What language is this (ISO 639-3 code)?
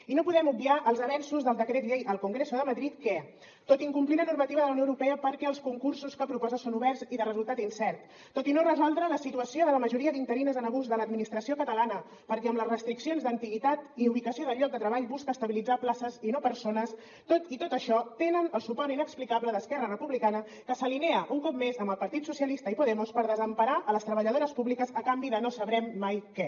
cat